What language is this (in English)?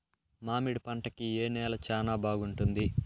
Telugu